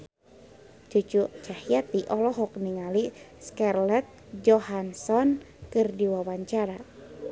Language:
Sundanese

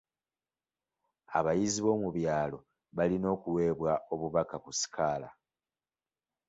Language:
Ganda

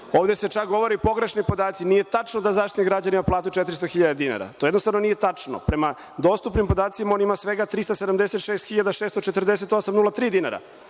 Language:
Serbian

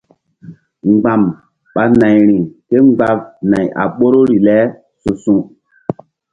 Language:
Mbum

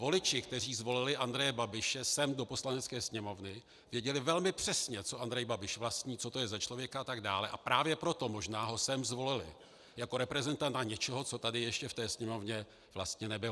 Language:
Czech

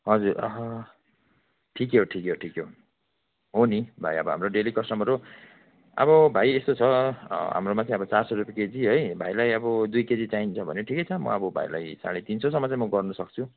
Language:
Nepali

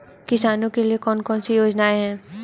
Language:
Hindi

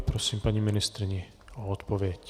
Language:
Czech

